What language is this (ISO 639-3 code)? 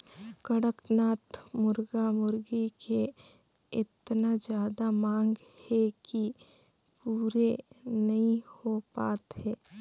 hne